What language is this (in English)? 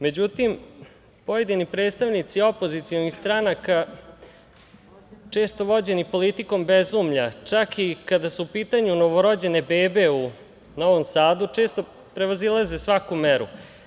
Serbian